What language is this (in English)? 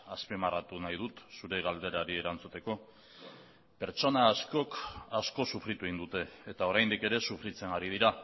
Basque